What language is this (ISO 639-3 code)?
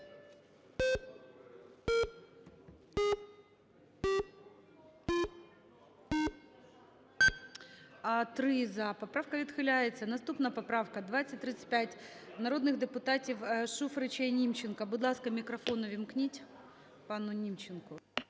ukr